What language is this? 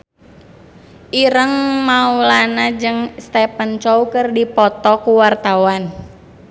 Sundanese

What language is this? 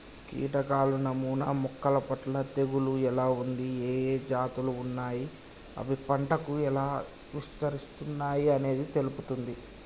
Telugu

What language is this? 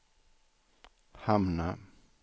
Swedish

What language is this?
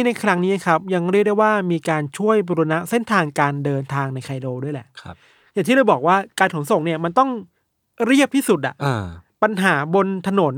Thai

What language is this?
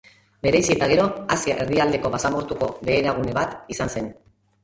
Basque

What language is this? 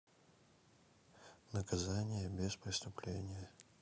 Russian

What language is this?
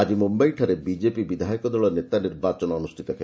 Odia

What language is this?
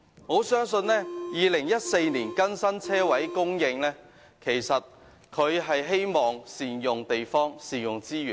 Cantonese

